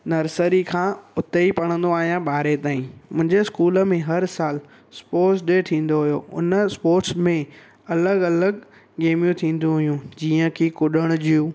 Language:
Sindhi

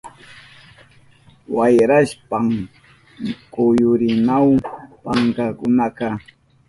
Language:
Southern Pastaza Quechua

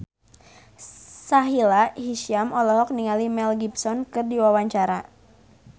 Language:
Sundanese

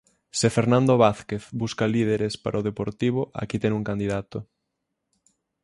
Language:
Galician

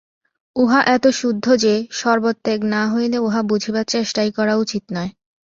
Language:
Bangla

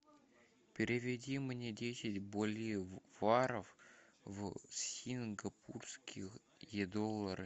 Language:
Russian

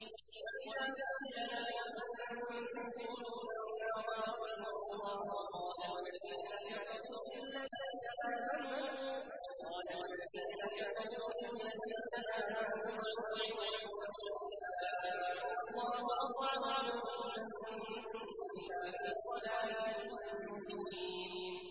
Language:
Arabic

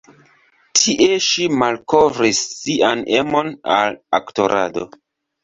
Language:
Esperanto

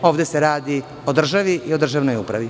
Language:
Serbian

